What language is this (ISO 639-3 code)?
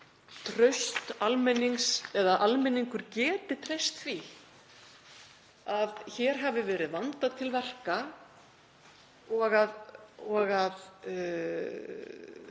isl